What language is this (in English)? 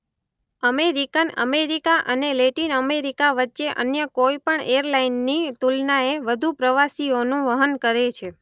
Gujarati